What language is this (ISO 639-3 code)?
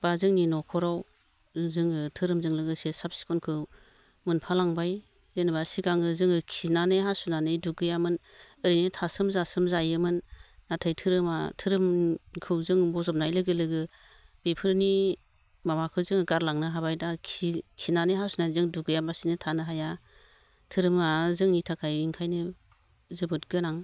brx